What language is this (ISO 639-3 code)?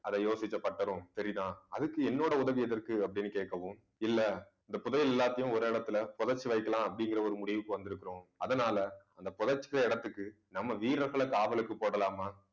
tam